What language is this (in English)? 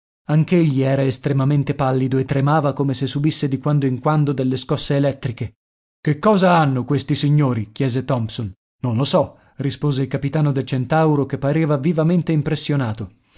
Italian